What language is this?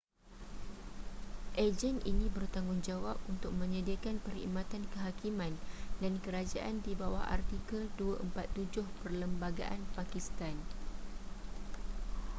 Malay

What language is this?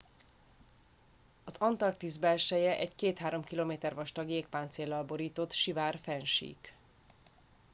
Hungarian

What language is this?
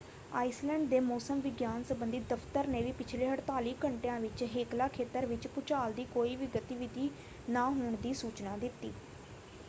Punjabi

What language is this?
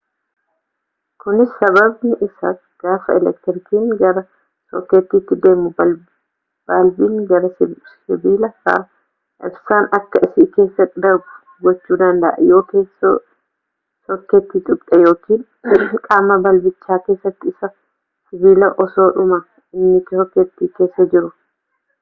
Oromo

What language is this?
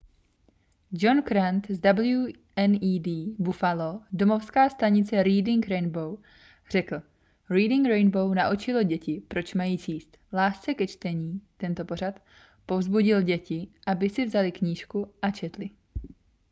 Czech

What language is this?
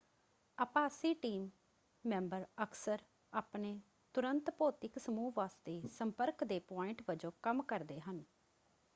Punjabi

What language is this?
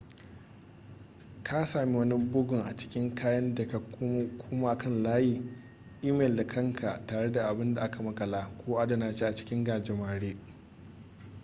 Hausa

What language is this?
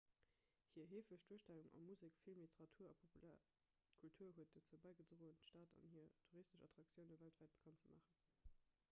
Luxembourgish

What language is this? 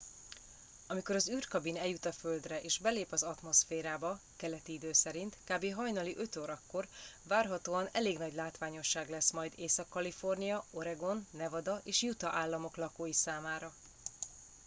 Hungarian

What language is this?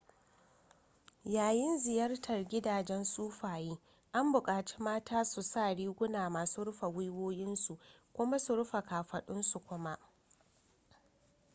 Hausa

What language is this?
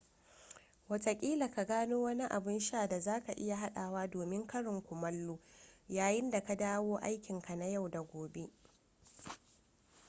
Hausa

